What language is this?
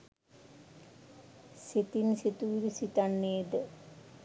Sinhala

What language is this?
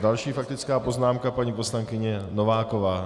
Czech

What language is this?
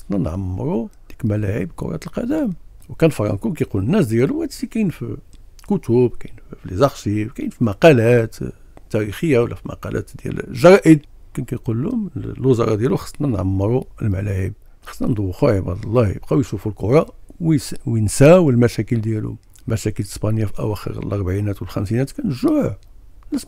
Arabic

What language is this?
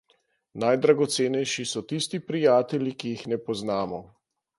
Slovenian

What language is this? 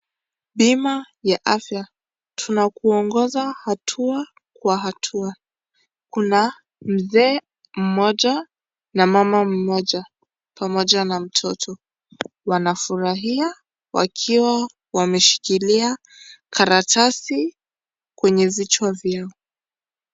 Swahili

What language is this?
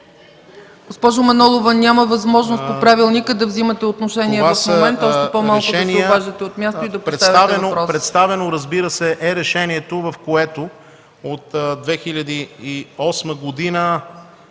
Bulgarian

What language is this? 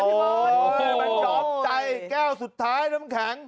Thai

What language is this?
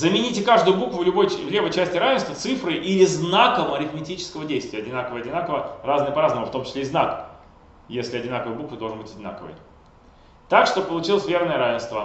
Russian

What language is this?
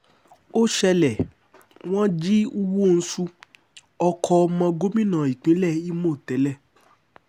Yoruba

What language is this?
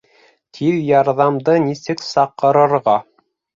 Bashkir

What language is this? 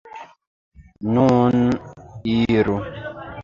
Esperanto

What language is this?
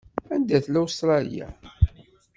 Kabyle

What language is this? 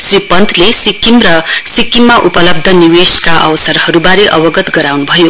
Nepali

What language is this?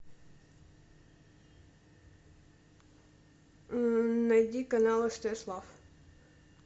Russian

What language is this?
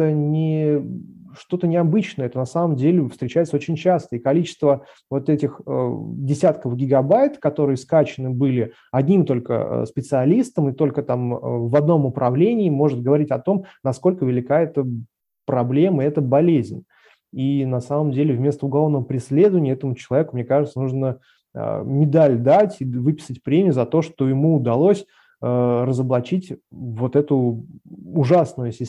Russian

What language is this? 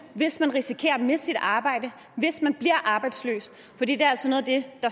Danish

